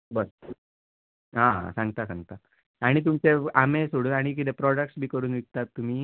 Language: Konkani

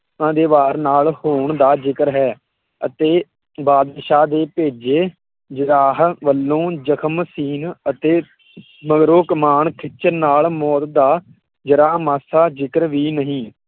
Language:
Punjabi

